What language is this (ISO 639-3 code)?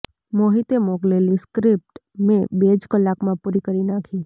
guj